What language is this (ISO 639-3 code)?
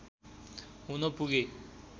nep